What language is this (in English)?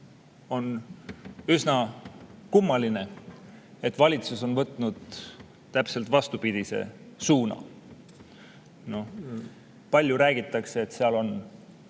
Estonian